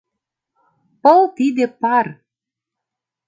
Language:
Mari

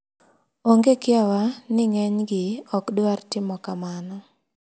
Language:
Luo (Kenya and Tanzania)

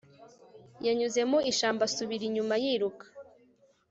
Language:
Kinyarwanda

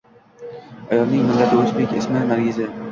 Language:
Uzbek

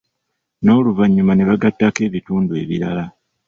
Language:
Ganda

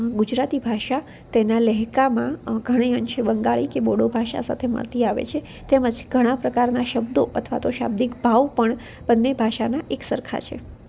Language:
Gujarati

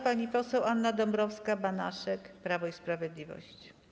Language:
Polish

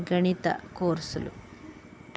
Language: Telugu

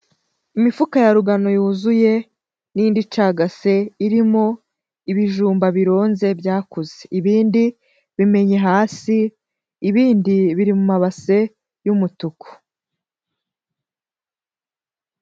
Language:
Kinyarwanda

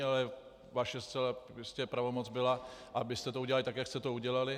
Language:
Czech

